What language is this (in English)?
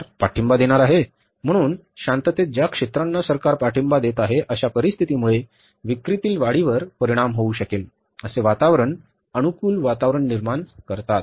Marathi